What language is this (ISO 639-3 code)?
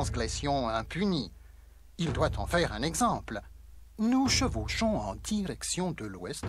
fra